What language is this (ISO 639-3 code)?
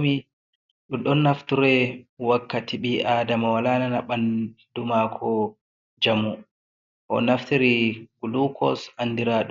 ful